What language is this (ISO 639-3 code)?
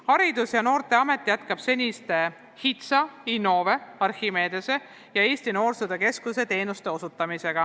est